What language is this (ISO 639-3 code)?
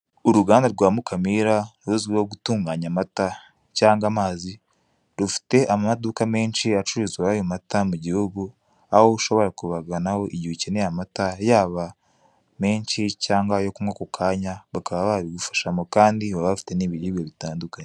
kin